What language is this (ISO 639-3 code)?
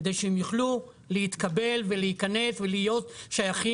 heb